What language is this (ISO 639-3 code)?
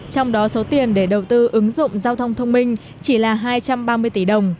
vie